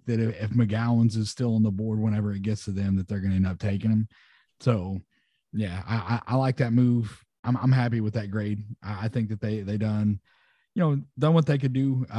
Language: English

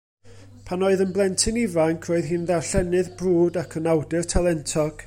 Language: Welsh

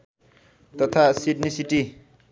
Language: Nepali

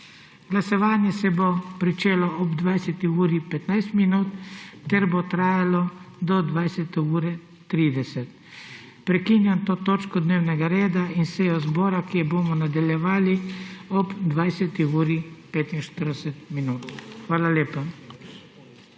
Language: Slovenian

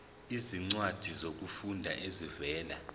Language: Zulu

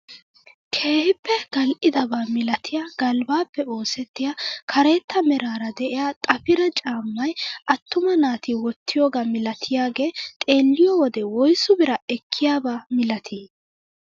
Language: Wolaytta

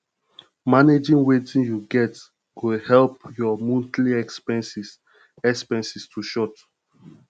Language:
Nigerian Pidgin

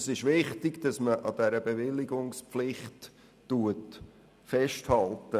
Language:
Swiss German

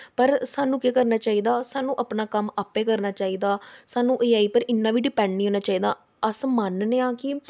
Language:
Dogri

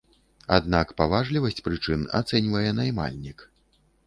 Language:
Belarusian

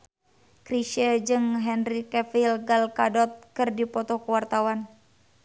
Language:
Sundanese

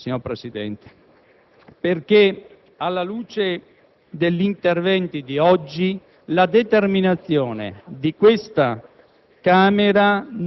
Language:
Italian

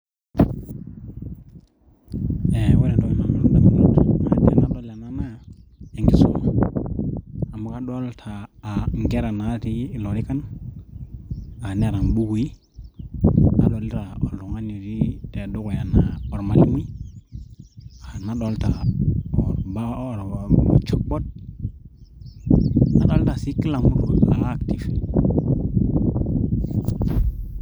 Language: Masai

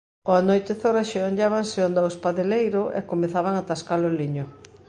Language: Galician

